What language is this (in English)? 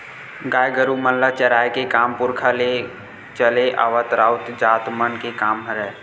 Chhattisgarhi